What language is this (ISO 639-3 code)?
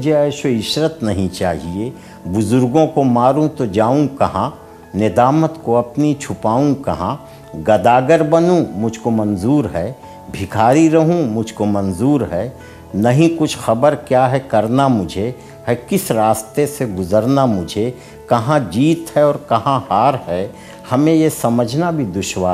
urd